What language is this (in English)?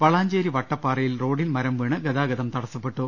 Malayalam